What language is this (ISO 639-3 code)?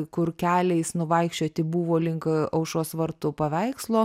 lit